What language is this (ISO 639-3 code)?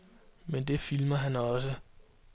dan